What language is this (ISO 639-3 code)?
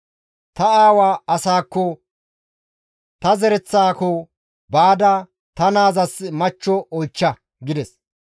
gmv